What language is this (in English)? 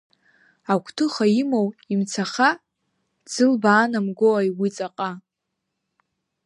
Abkhazian